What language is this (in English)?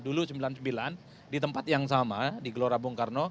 Indonesian